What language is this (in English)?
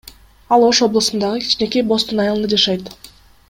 Kyrgyz